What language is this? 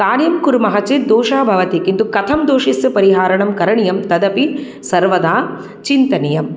Sanskrit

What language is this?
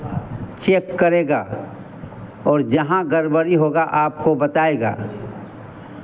Hindi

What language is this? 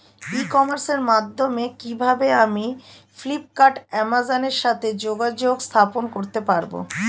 Bangla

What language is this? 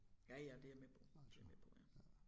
Danish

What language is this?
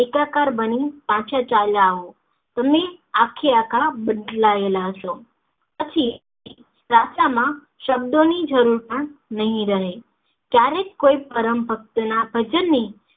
Gujarati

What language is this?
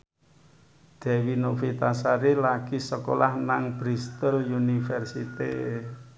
Javanese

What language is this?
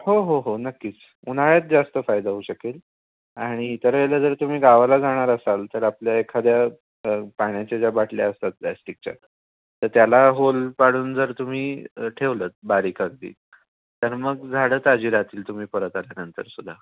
Marathi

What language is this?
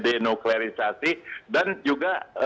Indonesian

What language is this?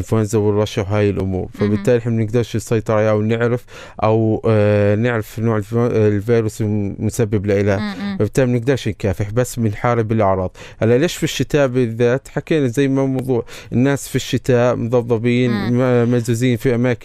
Arabic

